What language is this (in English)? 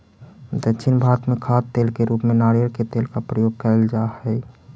Magahi